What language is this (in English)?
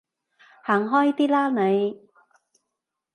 Cantonese